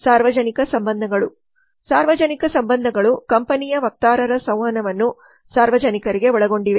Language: Kannada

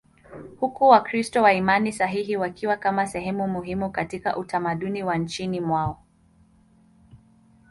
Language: Swahili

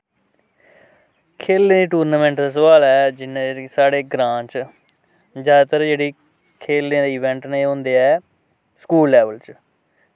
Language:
Dogri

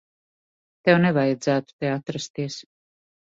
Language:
Latvian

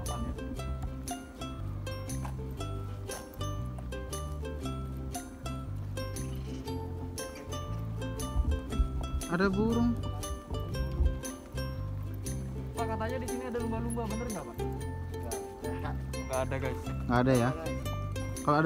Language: Indonesian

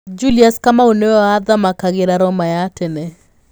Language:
Kikuyu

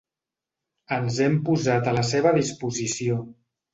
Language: Catalan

